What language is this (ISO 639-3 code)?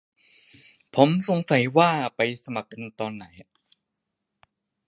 tha